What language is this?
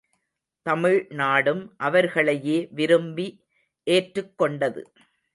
Tamil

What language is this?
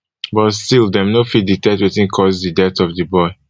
Nigerian Pidgin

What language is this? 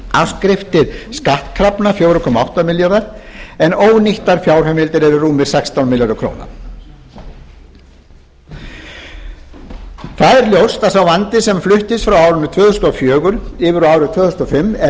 Icelandic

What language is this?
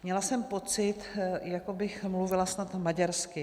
Czech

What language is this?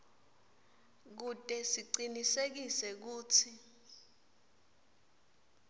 Swati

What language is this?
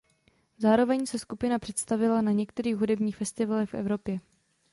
Czech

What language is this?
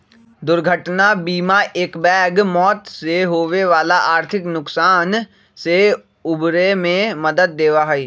Magahi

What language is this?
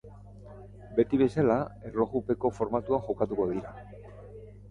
Basque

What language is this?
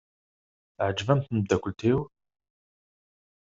Kabyle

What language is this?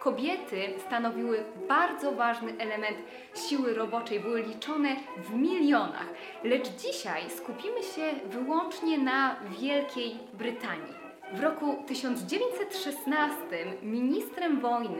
Polish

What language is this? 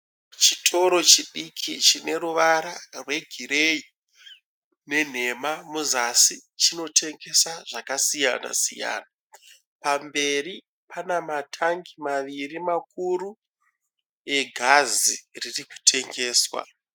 Shona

